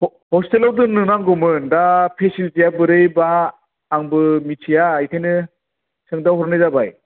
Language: Bodo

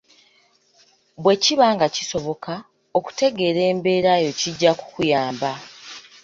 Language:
Ganda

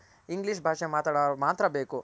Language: Kannada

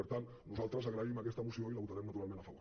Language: Catalan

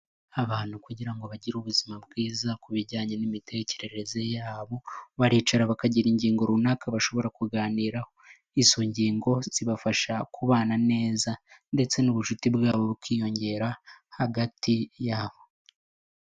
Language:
Kinyarwanda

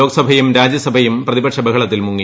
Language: Malayalam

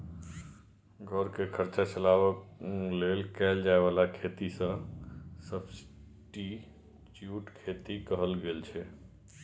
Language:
Maithili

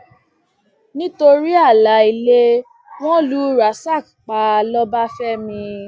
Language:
Yoruba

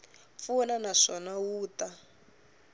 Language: Tsonga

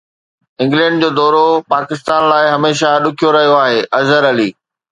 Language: Sindhi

